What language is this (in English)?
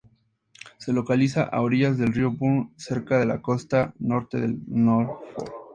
Spanish